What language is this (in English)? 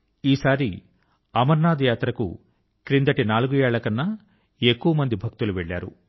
Telugu